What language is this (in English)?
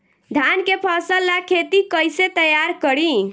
Bhojpuri